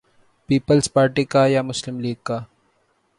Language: Urdu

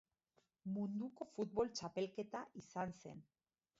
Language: Basque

